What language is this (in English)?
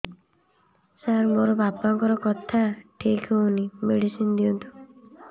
Odia